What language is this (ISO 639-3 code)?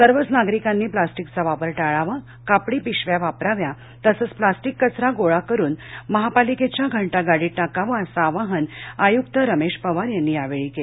mar